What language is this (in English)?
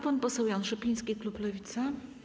Polish